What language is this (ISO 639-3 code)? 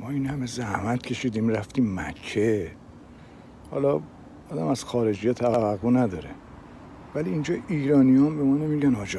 fas